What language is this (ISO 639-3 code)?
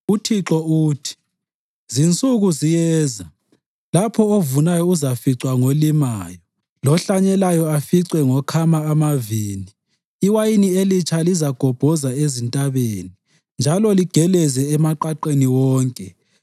nde